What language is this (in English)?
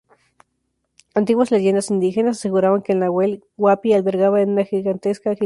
Spanish